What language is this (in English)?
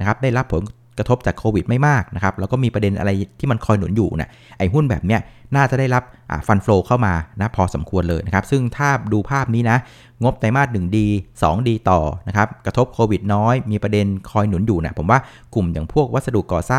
Thai